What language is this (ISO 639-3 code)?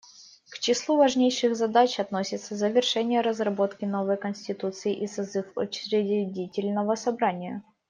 rus